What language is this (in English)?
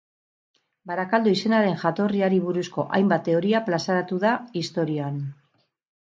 Basque